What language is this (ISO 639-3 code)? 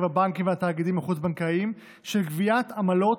heb